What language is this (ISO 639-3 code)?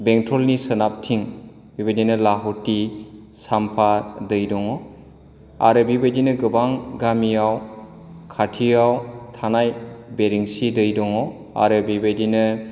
brx